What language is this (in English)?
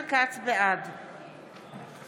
Hebrew